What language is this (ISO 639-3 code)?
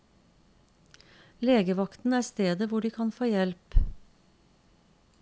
nor